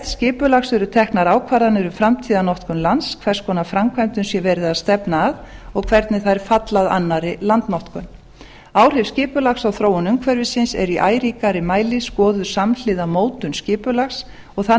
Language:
Icelandic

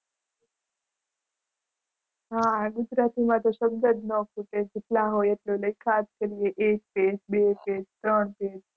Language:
Gujarati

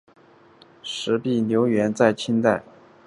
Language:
Chinese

